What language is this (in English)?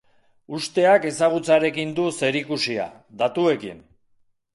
Basque